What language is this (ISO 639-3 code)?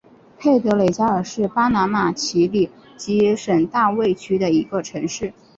zho